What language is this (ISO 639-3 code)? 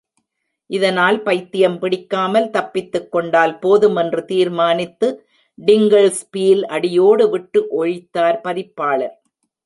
tam